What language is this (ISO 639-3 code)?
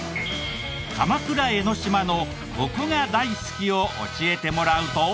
jpn